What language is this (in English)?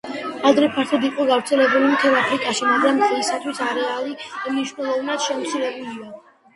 Georgian